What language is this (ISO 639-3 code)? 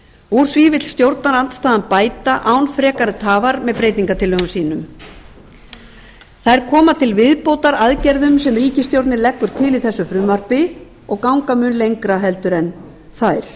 isl